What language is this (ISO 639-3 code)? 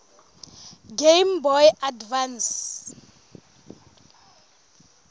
sot